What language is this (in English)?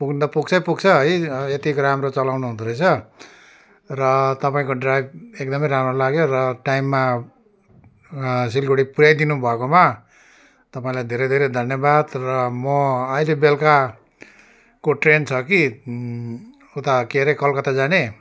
Nepali